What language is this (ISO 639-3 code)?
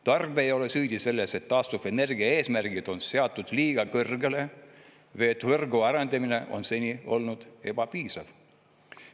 est